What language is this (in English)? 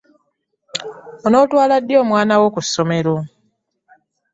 Ganda